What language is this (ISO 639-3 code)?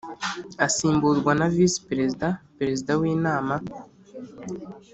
kin